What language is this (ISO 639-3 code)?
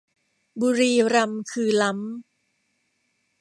tha